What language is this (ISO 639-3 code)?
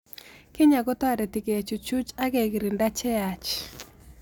kln